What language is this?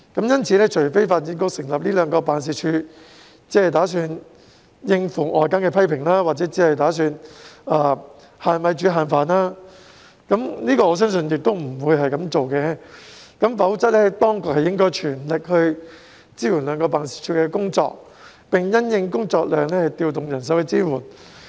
Cantonese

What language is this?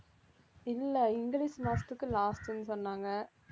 Tamil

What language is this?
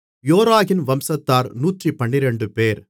Tamil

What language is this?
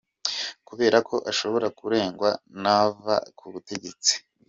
Kinyarwanda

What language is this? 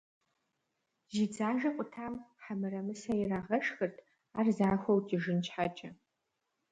Kabardian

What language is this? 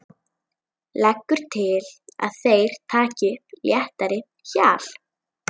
Icelandic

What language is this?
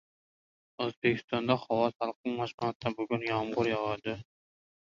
Uzbek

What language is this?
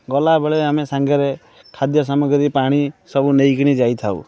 Odia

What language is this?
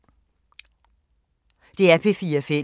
Danish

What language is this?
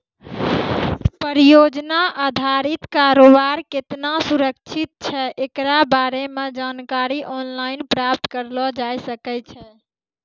Maithili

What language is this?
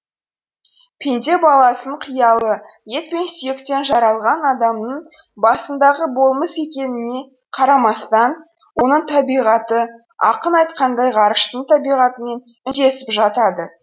Kazakh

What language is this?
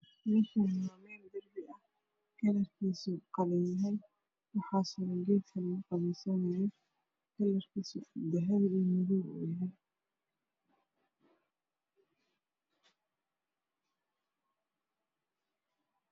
Somali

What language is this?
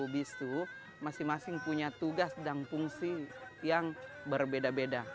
Indonesian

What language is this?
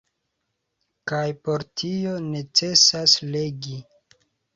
Esperanto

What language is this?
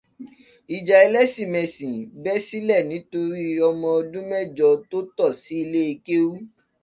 Yoruba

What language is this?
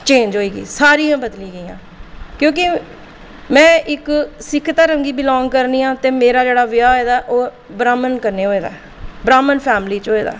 Dogri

